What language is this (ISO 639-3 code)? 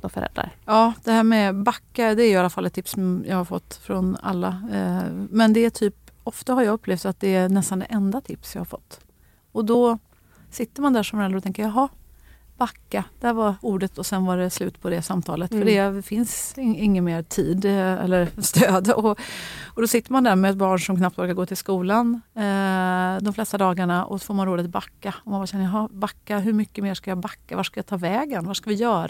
swe